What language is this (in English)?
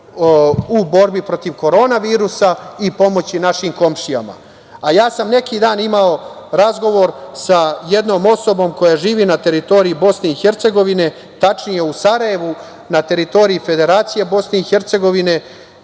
Serbian